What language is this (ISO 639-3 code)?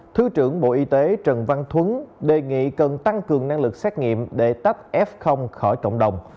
vie